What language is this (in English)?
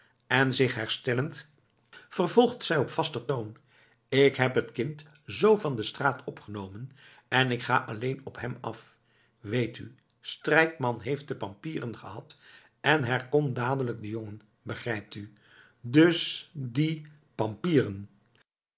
Dutch